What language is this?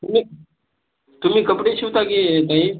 Marathi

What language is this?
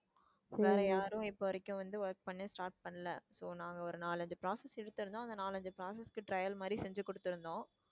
Tamil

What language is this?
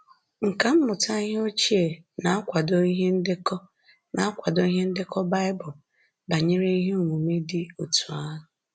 Igbo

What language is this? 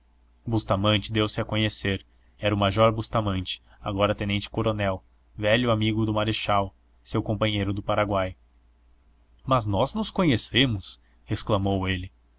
Portuguese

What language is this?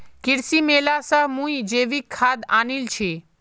Magahi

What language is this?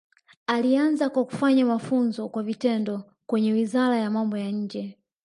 Swahili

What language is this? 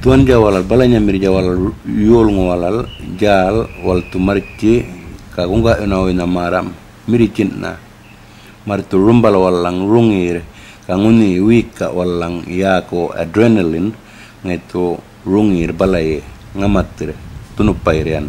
Indonesian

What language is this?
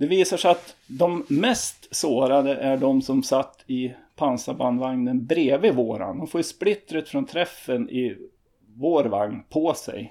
Swedish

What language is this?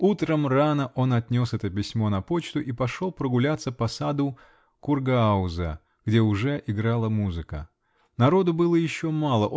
Russian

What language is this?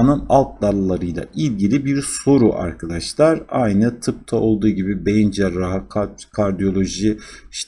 Turkish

